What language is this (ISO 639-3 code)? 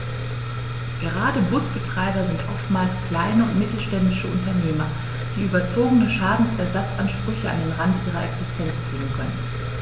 deu